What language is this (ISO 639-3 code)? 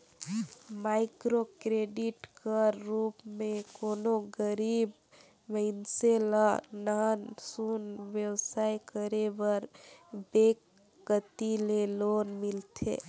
hne